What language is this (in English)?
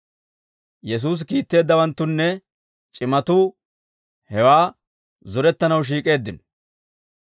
Dawro